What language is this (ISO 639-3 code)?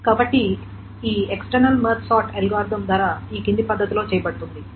tel